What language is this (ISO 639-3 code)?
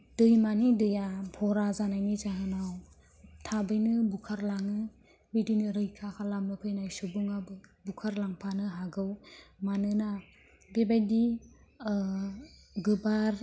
brx